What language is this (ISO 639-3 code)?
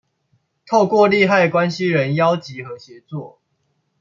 zho